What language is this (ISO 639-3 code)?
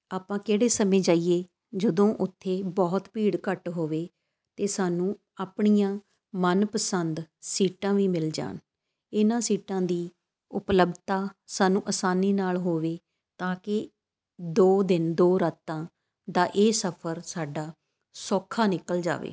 pan